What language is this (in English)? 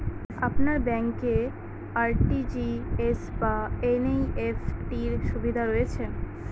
Bangla